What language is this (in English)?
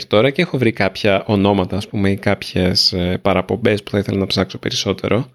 Greek